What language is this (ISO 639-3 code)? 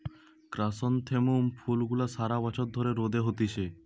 ben